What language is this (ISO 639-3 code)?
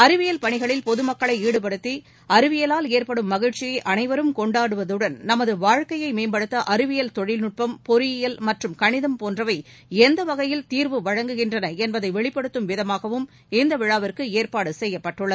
tam